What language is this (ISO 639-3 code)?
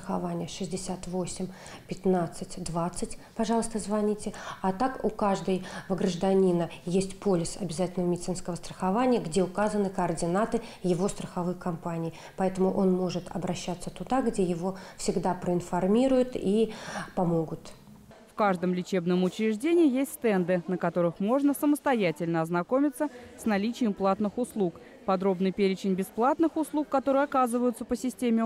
rus